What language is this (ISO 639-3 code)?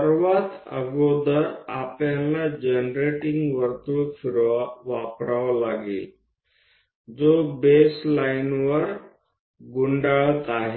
mar